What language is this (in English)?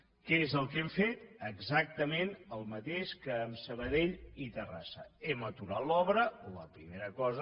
Catalan